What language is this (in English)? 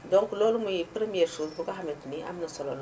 Wolof